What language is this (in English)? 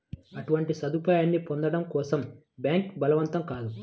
Telugu